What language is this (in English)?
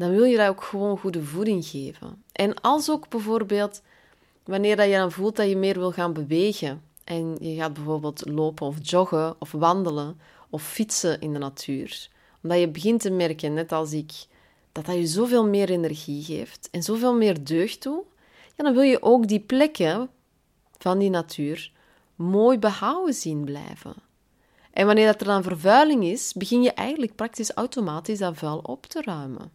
Dutch